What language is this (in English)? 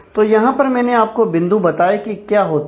Hindi